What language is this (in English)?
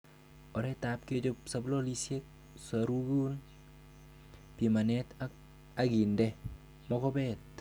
Kalenjin